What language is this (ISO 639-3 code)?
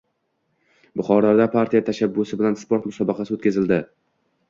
uzb